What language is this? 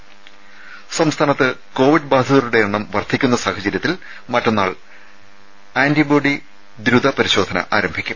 Malayalam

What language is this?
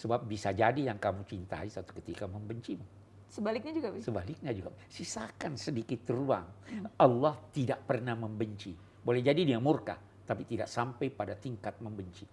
Indonesian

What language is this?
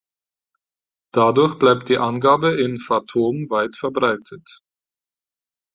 German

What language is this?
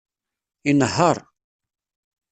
Kabyle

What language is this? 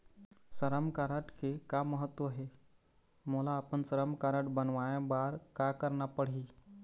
Chhattisgarhi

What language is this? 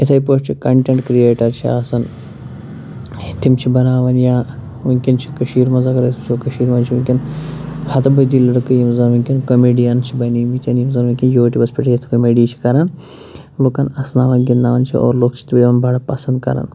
Kashmiri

